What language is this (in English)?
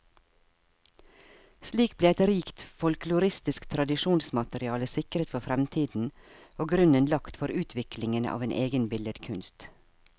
Norwegian